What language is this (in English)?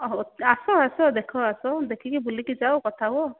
Odia